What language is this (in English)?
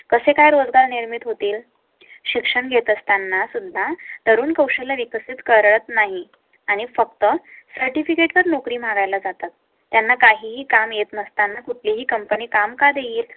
Marathi